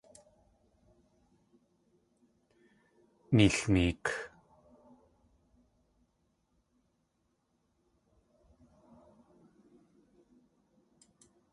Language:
Tlingit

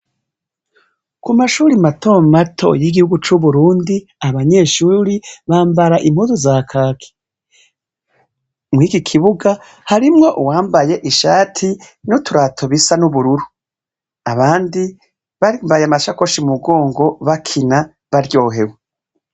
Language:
Rundi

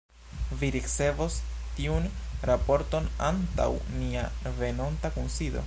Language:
Esperanto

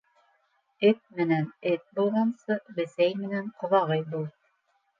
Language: Bashkir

